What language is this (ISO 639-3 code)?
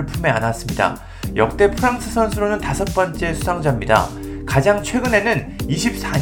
kor